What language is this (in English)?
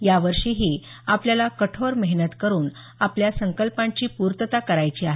Marathi